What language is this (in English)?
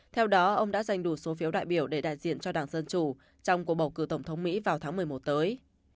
Vietnamese